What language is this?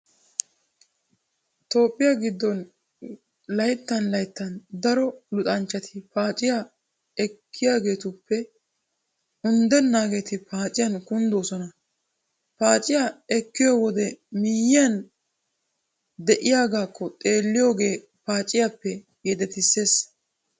Wolaytta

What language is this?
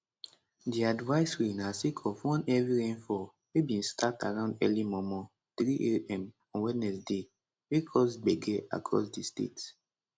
Nigerian Pidgin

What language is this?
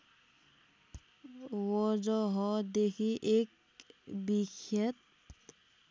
Nepali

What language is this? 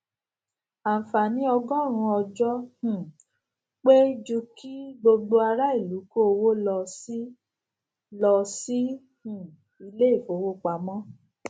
Yoruba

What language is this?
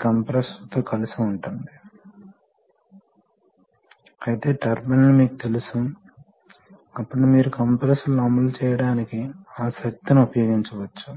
Telugu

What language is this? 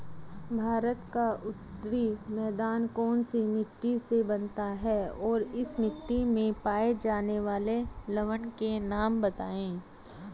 Hindi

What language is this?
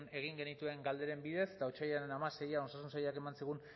Basque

